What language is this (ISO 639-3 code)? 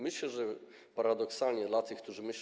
pol